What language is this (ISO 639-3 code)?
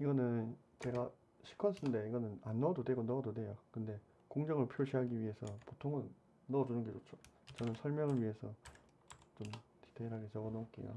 kor